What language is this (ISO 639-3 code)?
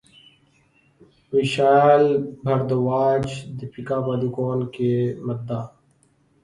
urd